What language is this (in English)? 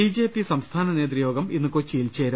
Malayalam